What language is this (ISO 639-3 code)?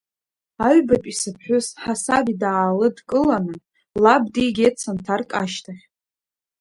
abk